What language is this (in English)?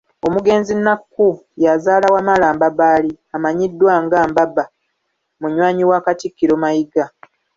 Ganda